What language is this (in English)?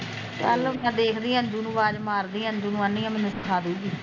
Punjabi